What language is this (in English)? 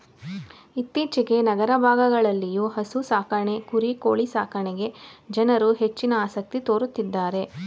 Kannada